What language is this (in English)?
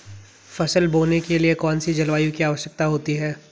Hindi